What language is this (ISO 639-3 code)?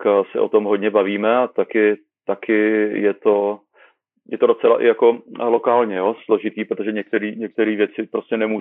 ces